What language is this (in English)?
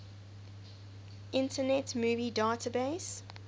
English